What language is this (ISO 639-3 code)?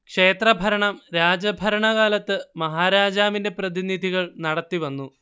mal